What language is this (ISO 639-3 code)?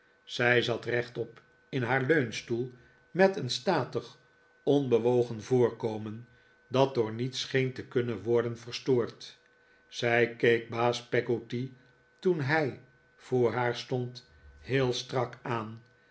nld